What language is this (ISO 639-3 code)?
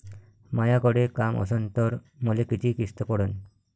mar